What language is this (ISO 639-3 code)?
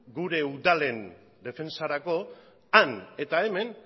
eus